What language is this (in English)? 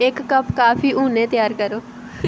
Dogri